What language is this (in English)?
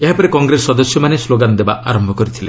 Odia